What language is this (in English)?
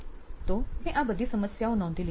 Gujarati